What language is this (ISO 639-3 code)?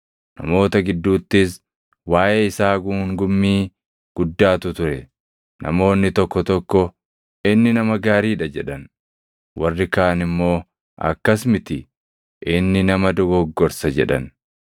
orm